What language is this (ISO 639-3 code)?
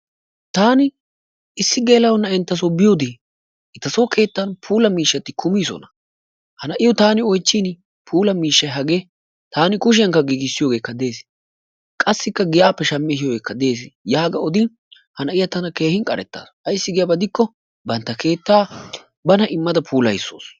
wal